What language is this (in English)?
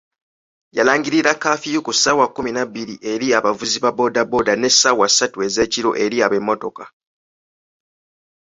Ganda